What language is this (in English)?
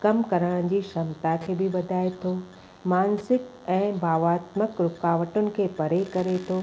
Sindhi